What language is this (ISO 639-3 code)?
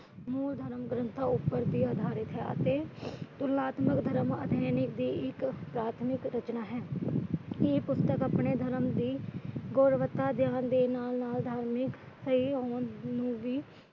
pan